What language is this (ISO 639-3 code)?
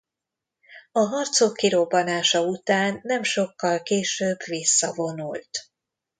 hun